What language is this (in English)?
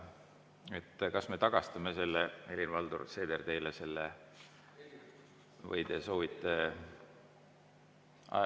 Estonian